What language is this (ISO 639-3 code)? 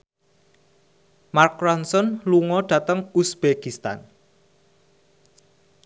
jav